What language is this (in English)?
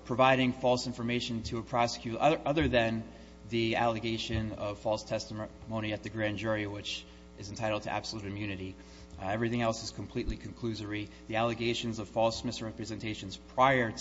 English